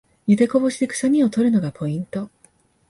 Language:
Japanese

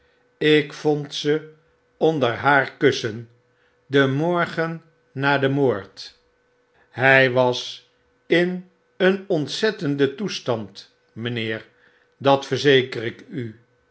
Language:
Dutch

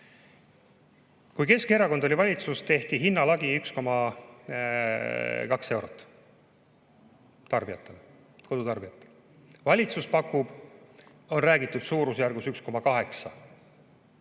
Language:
Estonian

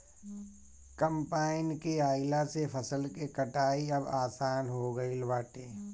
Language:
Bhojpuri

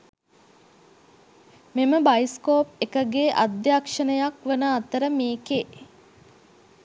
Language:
Sinhala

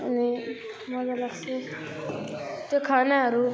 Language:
Nepali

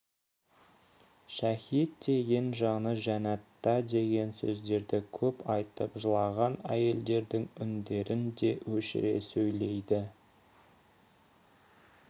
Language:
Kazakh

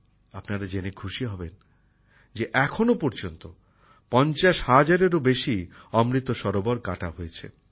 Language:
Bangla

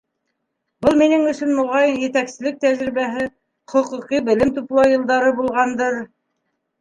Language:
Bashkir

